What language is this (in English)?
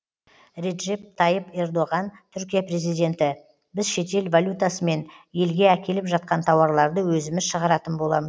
Kazakh